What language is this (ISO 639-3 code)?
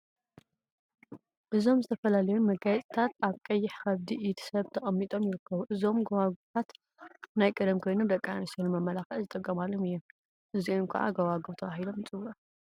tir